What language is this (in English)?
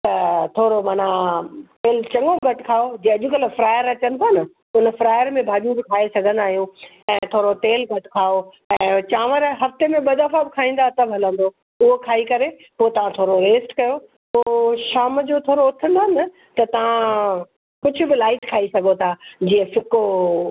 Sindhi